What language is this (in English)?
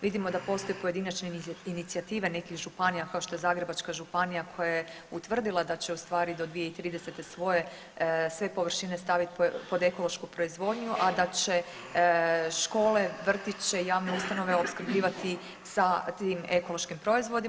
Croatian